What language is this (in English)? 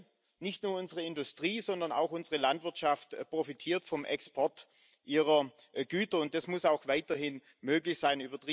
German